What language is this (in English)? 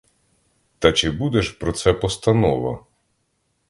Ukrainian